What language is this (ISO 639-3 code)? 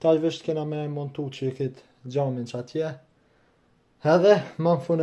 ron